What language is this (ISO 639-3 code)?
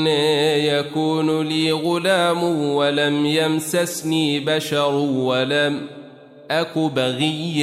ara